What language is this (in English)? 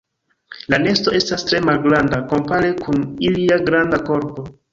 Esperanto